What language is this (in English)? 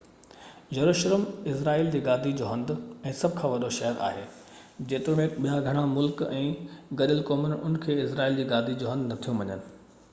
Sindhi